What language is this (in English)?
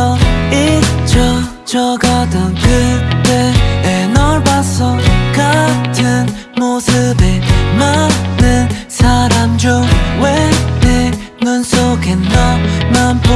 Korean